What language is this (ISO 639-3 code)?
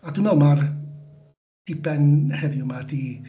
cym